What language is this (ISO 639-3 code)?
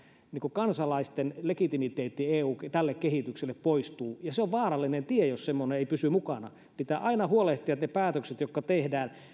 fin